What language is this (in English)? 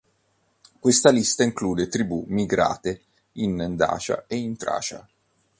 Italian